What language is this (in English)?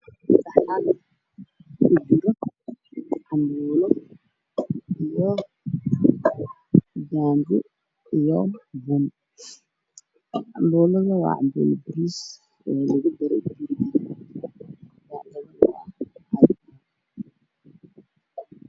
Somali